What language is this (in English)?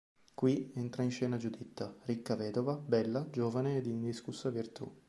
Italian